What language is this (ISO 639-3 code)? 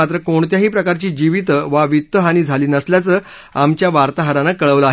mar